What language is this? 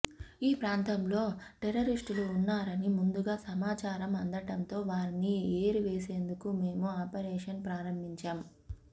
Telugu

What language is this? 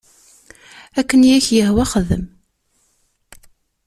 Kabyle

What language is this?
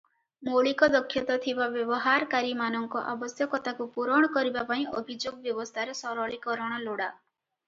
Odia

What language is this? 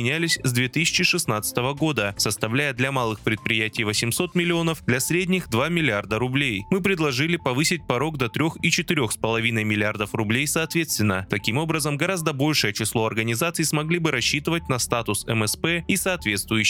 Russian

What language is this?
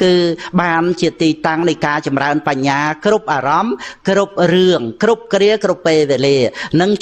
Vietnamese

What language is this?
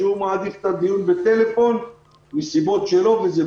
Hebrew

